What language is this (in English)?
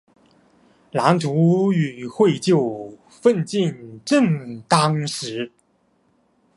Chinese